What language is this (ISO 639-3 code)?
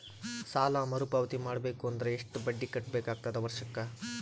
kan